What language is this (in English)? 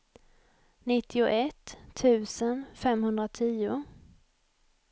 Swedish